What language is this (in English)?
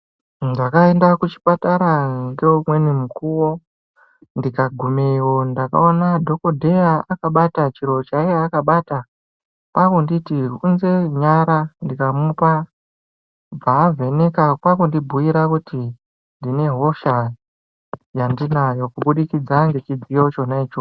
Ndau